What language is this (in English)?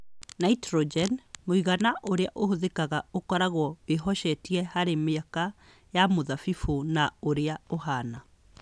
Kikuyu